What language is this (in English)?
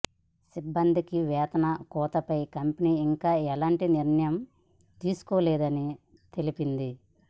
Telugu